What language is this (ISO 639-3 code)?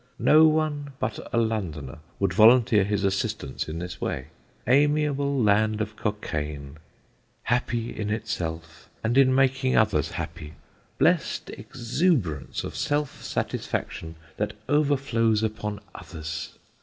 eng